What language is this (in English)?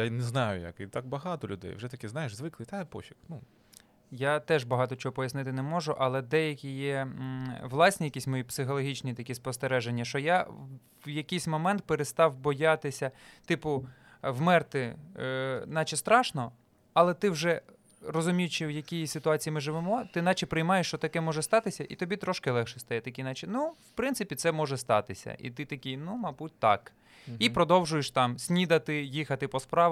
Ukrainian